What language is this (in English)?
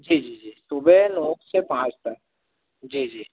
Hindi